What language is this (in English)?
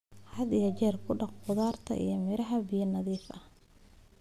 Somali